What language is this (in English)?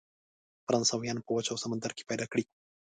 Pashto